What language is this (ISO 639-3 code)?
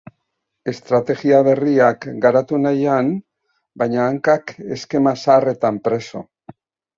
eus